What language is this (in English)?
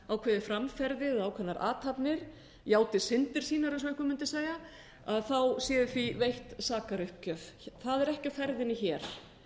Icelandic